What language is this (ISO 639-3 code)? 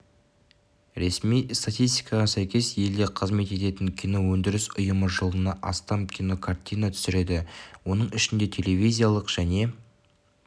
kaz